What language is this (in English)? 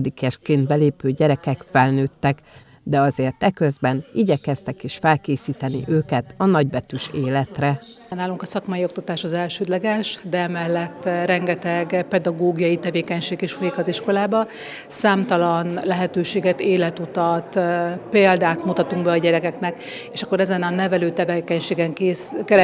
Hungarian